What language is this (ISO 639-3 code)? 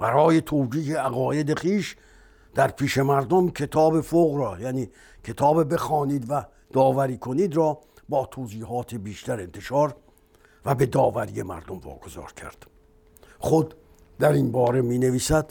fas